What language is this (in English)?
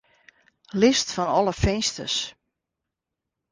Western Frisian